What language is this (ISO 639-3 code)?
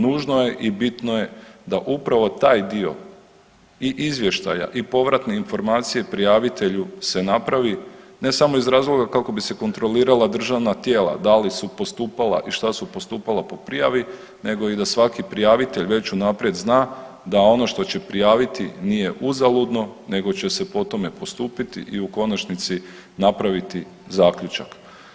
hrv